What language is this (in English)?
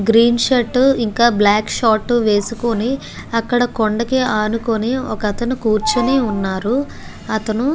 Telugu